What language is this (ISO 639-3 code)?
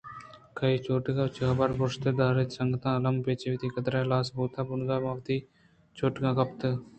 bgp